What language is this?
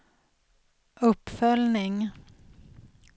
Swedish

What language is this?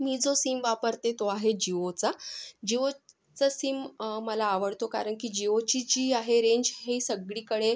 Marathi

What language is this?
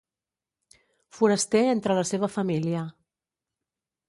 Catalan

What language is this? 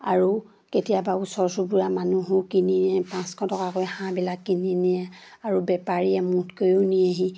Assamese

